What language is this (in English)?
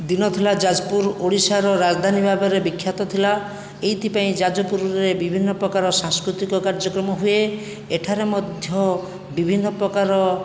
Odia